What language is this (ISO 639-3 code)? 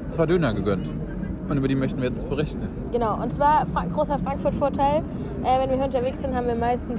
deu